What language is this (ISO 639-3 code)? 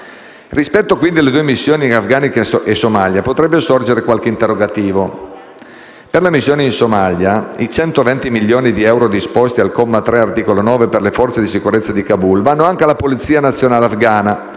ita